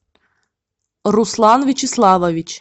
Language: Russian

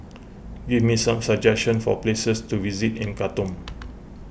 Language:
English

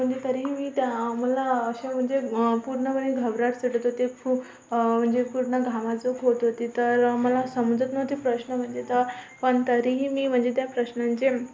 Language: Marathi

